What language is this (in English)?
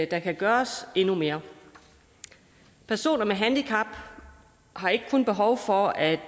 Danish